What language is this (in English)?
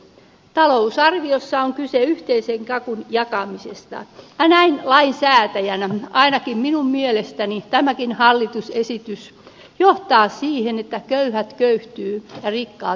Finnish